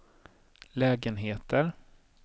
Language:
Swedish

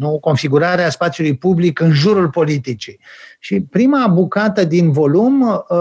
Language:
Romanian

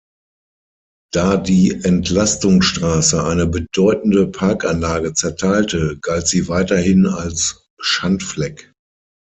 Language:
German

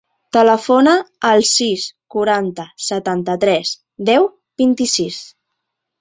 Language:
Catalan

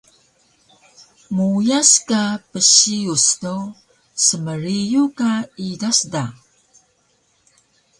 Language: Taroko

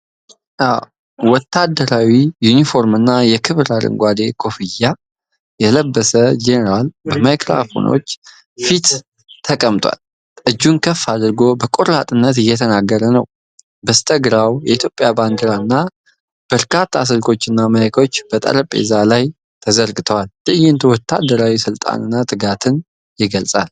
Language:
Amharic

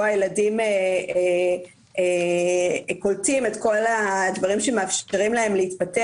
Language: Hebrew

